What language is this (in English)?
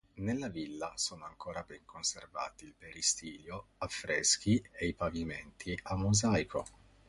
Italian